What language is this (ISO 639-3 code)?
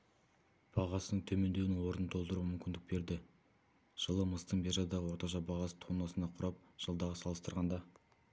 kaz